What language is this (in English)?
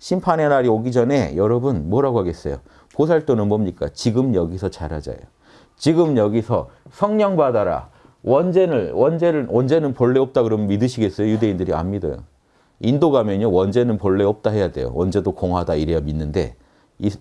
Korean